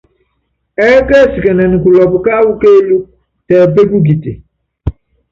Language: Yangben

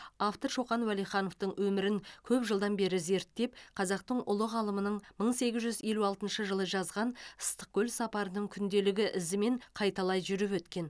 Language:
Kazakh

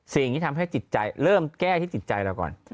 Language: Thai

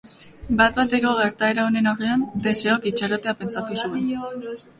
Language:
Basque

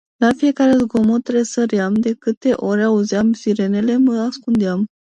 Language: Romanian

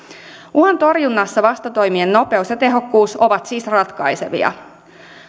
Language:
Finnish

